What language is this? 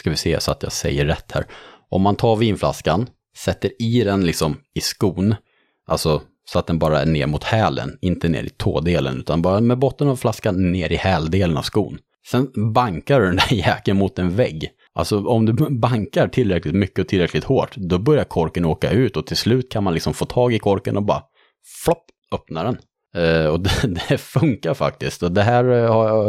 Swedish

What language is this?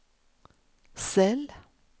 Swedish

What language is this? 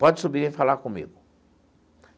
Portuguese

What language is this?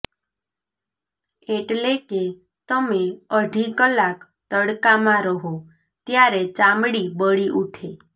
Gujarati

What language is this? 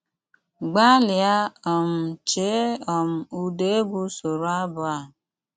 Igbo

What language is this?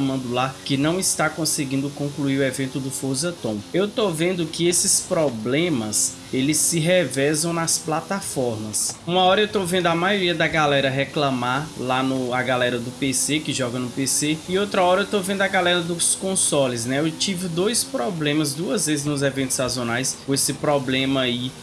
Portuguese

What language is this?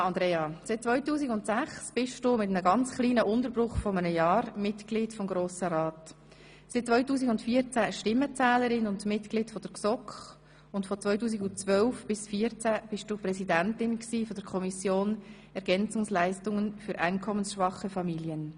Swiss German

